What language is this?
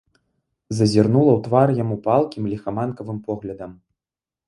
Belarusian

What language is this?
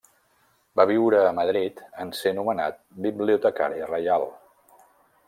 Catalan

